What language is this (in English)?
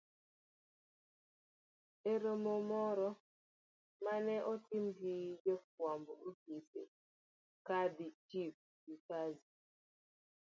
Luo (Kenya and Tanzania)